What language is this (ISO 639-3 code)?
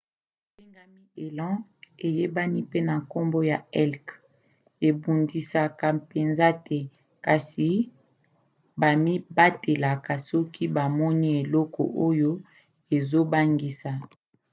lin